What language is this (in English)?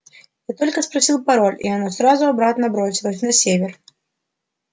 Russian